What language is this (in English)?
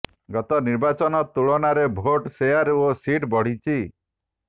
Odia